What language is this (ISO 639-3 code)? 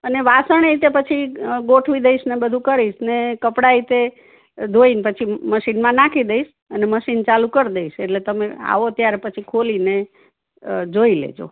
guj